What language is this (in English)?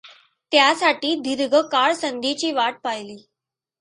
Marathi